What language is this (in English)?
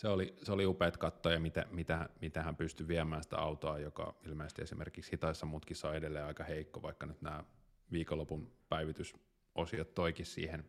Finnish